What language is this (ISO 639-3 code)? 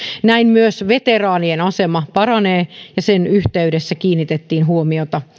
fin